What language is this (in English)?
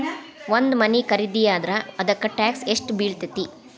Kannada